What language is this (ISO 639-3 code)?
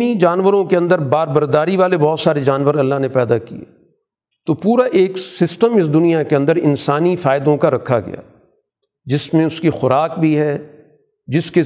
urd